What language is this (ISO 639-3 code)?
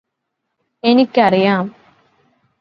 mal